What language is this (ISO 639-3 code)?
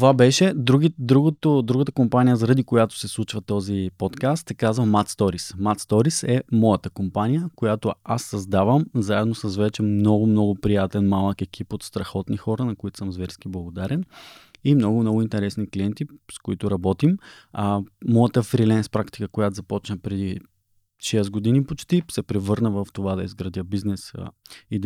bul